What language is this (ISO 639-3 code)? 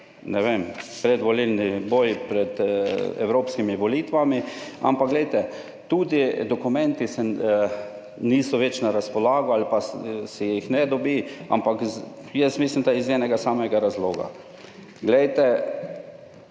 slv